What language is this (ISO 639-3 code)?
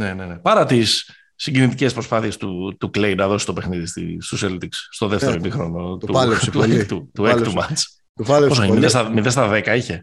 ell